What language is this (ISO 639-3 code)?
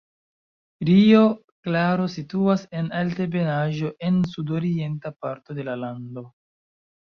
epo